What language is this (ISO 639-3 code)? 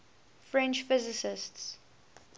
eng